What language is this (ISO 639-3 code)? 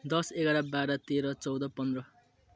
nep